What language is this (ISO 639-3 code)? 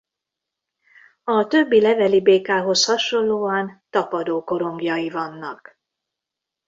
hun